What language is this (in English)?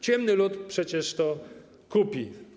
Polish